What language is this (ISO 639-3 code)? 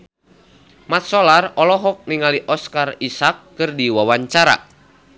sun